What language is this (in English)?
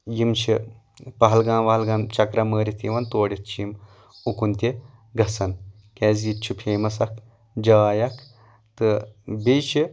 Kashmiri